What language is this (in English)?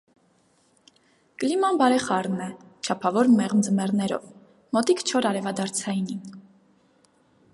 Armenian